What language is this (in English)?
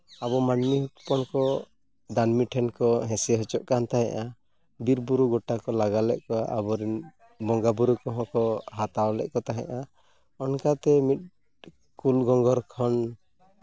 Santali